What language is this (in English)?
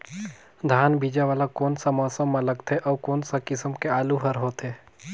Chhattisgarhi